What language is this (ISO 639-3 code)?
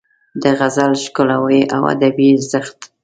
pus